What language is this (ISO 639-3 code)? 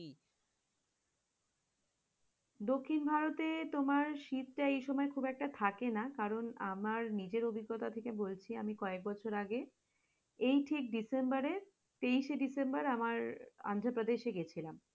ben